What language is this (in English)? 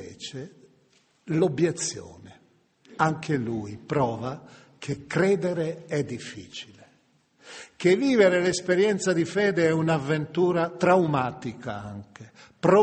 Italian